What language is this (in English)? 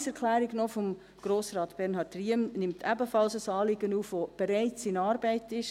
Swiss German